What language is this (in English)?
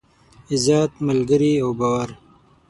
Pashto